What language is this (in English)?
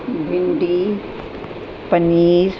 Sindhi